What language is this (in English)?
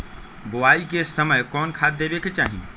Magahi